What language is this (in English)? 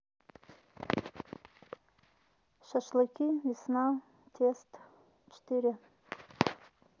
Russian